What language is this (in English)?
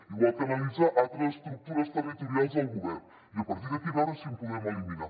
Catalan